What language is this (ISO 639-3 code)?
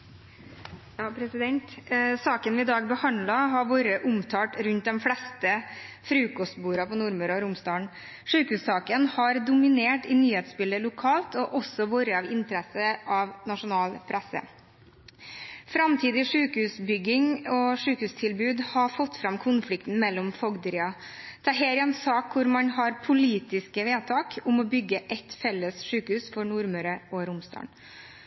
nob